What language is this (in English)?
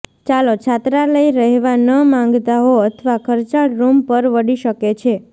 Gujarati